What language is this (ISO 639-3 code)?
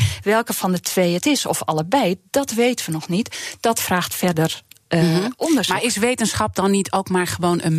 nld